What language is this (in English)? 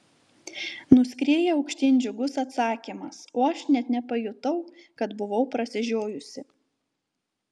Lithuanian